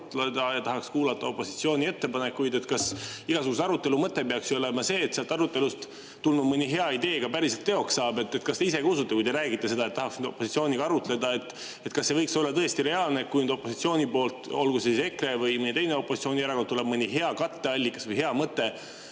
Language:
Estonian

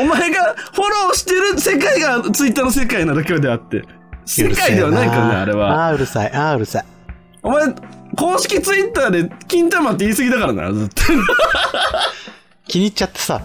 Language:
Japanese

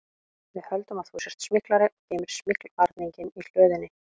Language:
Icelandic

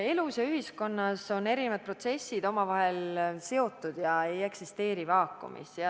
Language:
Estonian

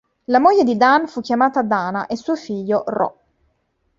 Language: Italian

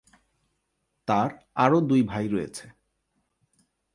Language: Bangla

